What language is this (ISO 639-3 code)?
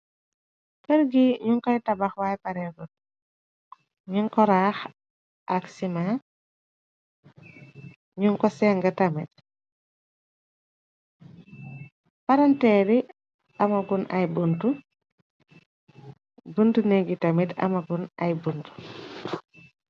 wol